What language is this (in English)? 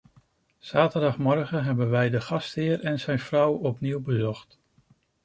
Dutch